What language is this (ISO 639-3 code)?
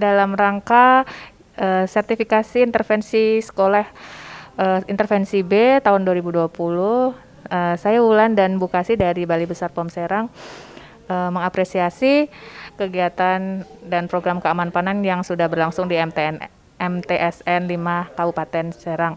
ind